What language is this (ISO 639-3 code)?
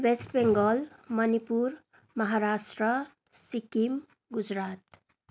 nep